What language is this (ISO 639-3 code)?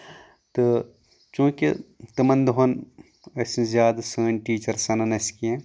kas